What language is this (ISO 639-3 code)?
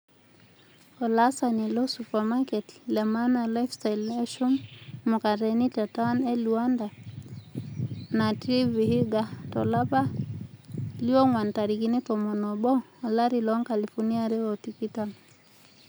mas